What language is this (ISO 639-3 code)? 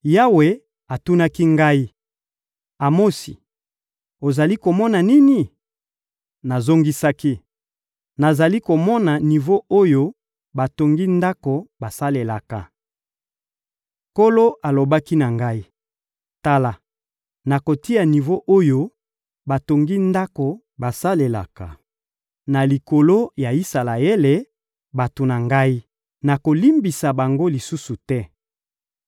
lin